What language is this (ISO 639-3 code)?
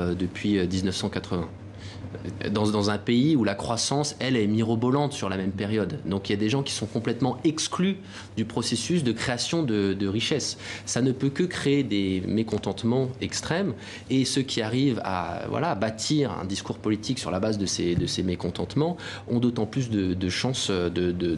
fra